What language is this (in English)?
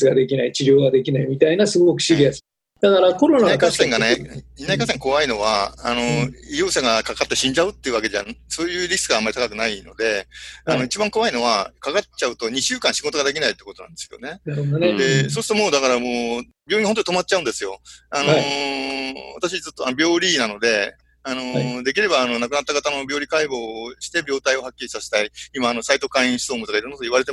Japanese